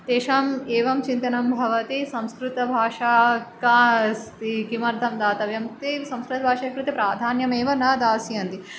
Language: Sanskrit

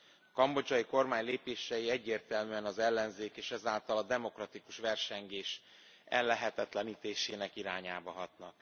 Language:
Hungarian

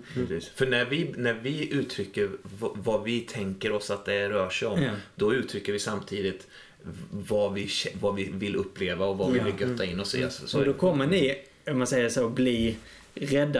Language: Swedish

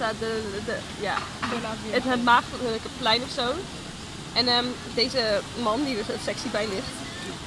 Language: Dutch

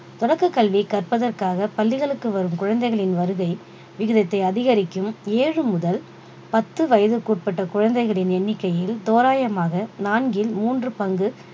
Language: Tamil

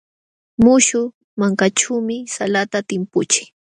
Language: Jauja Wanca Quechua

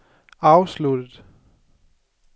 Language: Danish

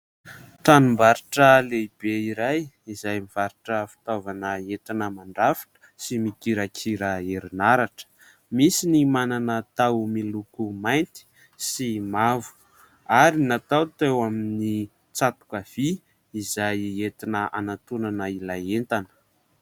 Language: Malagasy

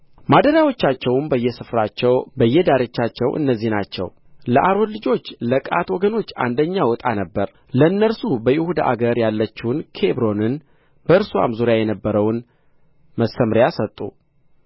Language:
Amharic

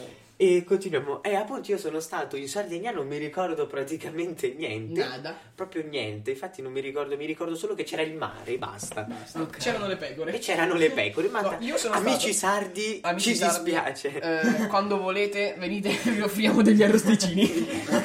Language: Italian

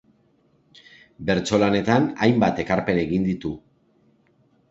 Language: Basque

